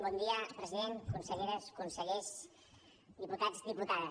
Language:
Catalan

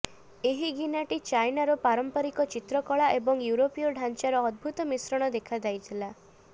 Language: Odia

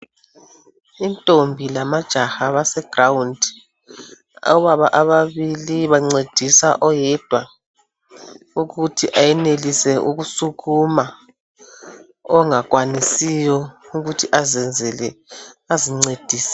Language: North Ndebele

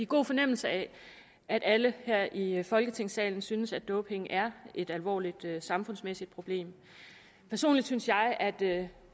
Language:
Danish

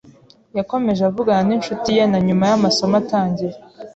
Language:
Kinyarwanda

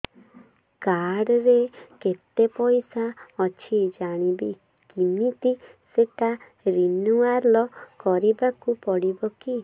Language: Odia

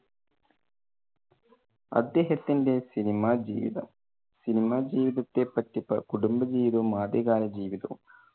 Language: Malayalam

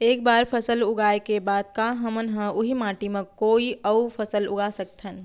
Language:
Chhattisgarhi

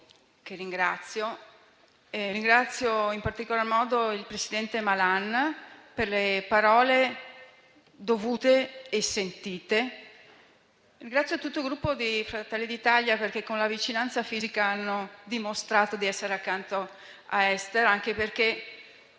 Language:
Italian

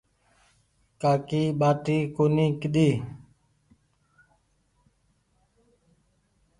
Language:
Goaria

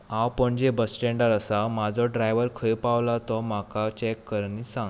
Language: Konkani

